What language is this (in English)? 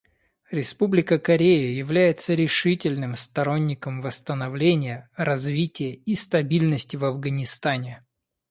Russian